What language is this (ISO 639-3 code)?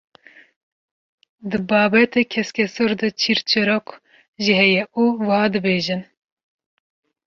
kur